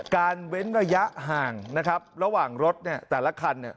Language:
Thai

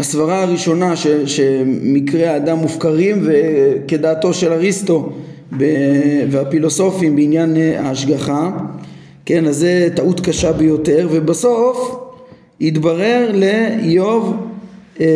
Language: Hebrew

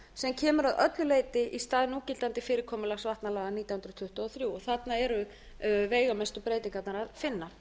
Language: Icelandic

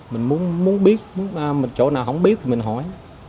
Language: Vietnamese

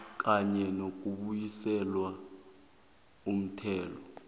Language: South Ndebele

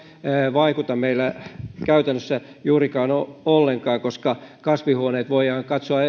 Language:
Finnish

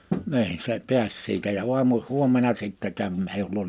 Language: Finnish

